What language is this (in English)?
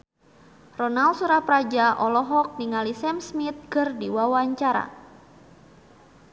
Sundanese